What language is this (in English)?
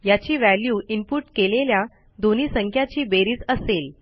Marathi